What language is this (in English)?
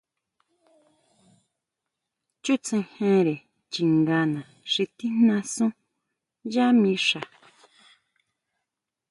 Huautla Mazatec